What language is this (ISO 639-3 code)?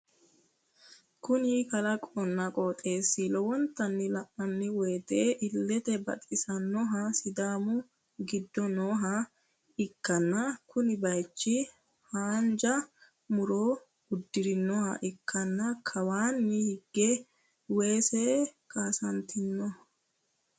sid